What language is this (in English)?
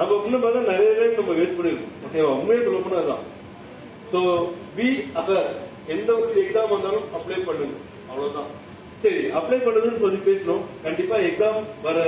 Tamil